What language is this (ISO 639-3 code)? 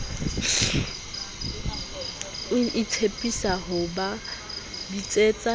sot